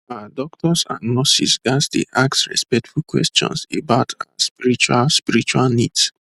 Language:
Nigerian Pidgin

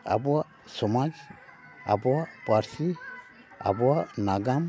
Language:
Santali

